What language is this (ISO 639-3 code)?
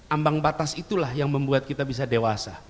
ind